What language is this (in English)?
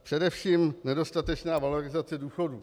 Czech